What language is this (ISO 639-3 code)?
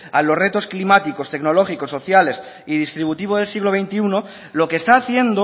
spa